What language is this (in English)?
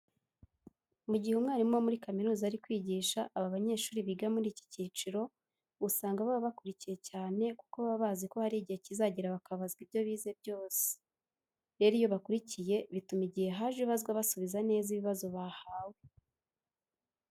Kinyarwanda